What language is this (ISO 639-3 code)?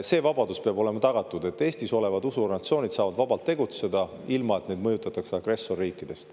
est